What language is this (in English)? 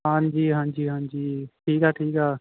Punjabi